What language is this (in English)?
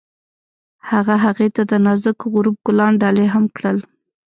Pashto